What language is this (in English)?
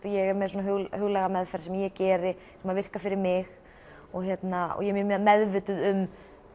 Icelandic